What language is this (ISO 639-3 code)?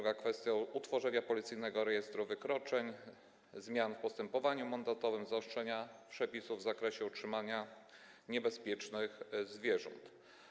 pol